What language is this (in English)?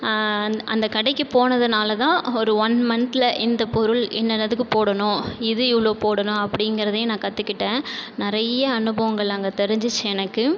Tamil